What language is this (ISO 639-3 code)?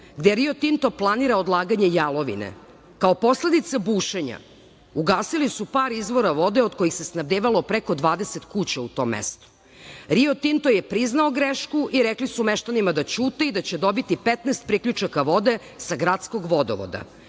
srp